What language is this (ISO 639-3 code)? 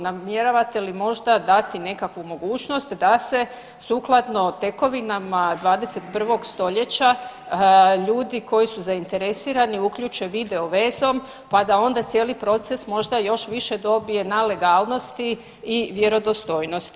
hrv